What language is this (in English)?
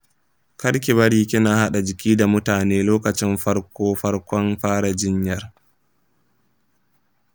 Hausa